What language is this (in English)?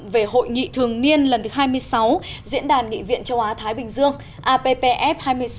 Vietnamese